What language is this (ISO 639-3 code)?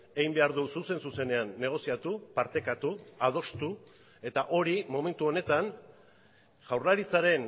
eus